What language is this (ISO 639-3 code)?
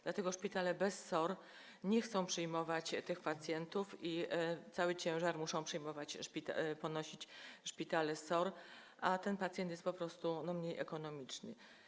pol